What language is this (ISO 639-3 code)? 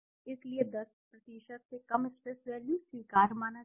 hin